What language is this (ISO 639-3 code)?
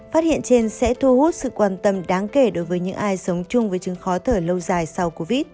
vie